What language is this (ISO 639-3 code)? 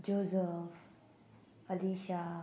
kok